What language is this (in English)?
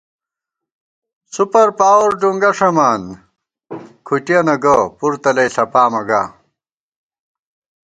Gawar-Bati